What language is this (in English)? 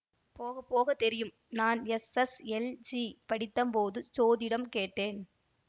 Tamil